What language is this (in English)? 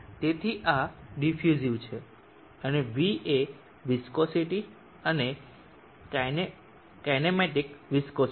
Gujarati